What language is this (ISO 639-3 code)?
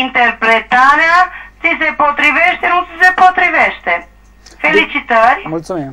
ron